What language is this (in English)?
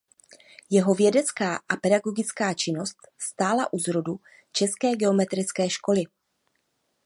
Czech